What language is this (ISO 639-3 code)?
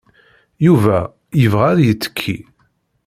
kab